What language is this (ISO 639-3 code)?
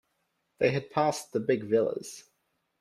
eng